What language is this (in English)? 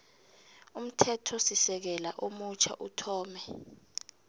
South Ndebele